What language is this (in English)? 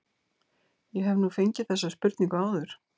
Icelandic